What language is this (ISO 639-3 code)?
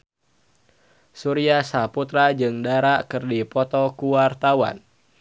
sun